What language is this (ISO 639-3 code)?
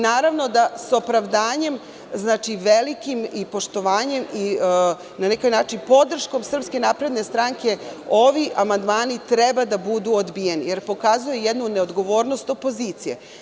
srp